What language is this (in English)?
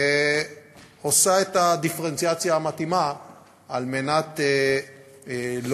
Hebrew